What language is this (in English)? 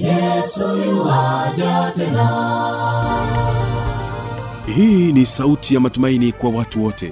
Swahili